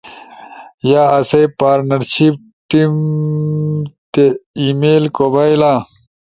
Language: Ushojo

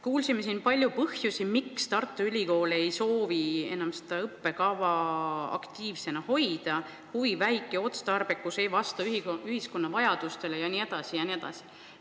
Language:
Estonian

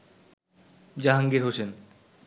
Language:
Bangla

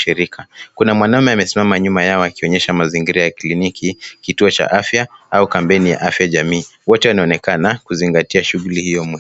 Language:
Swahili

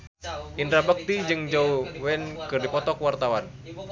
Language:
Sundanese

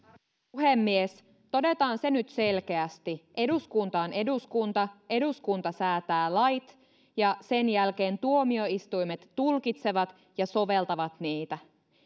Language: Finnish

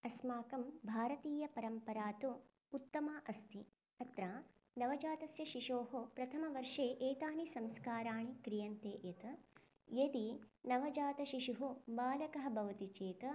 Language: Sanskrit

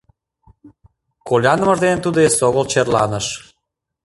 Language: Mari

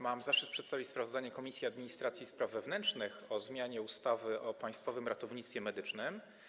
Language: Polish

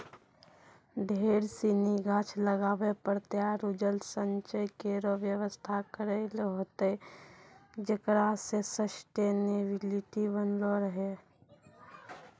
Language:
Maithili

